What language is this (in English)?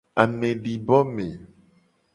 Gen